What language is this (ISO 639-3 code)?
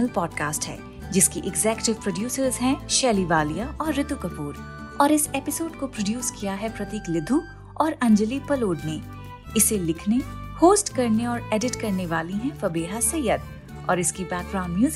hin